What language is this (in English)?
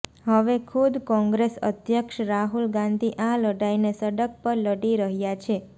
Gujarati